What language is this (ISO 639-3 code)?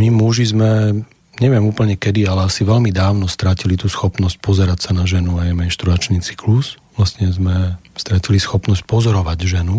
slk